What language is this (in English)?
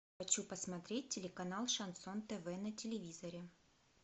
Russian